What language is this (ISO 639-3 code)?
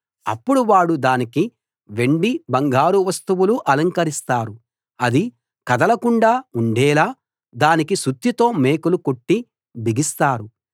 tel